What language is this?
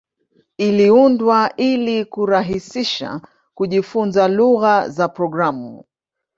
Swahili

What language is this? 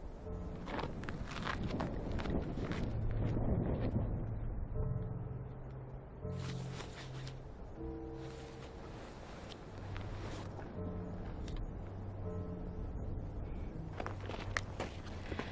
Russian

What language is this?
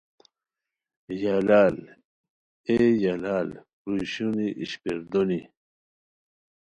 Khowar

